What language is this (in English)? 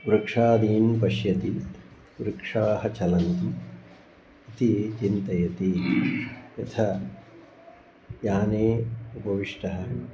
Sanskrit